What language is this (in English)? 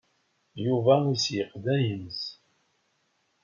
Kabyle